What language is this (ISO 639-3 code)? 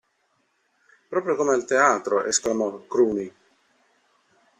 ita